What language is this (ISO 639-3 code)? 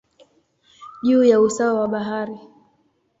swa